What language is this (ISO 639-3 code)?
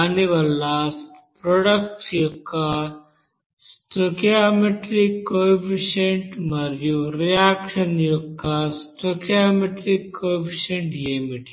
tel